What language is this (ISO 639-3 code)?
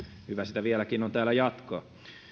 fin